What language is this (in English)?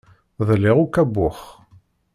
Kabyle